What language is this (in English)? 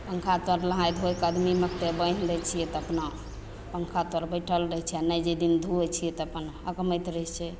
Maithili